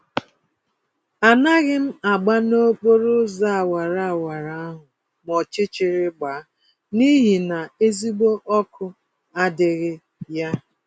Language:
Igbo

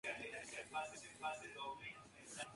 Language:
Spanish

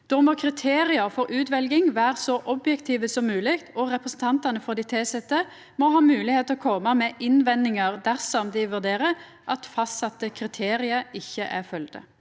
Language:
Norwegian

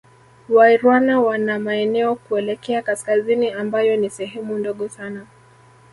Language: Swahili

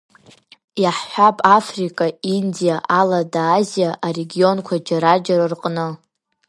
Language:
Abkhazian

